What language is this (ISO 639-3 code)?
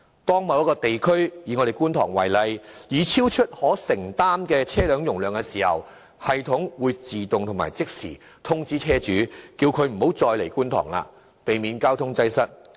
yue